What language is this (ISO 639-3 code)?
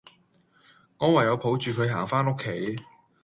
yue